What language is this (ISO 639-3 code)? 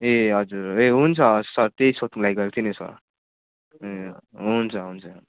nep